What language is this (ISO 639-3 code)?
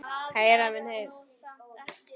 isl